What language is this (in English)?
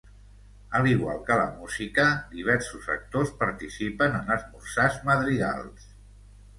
Catalan